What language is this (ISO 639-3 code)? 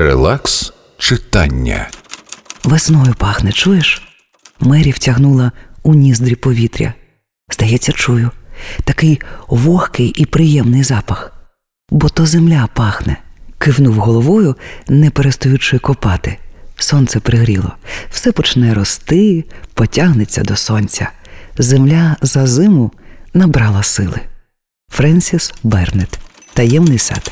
ukr